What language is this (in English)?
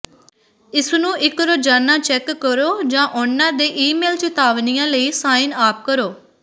Punjabi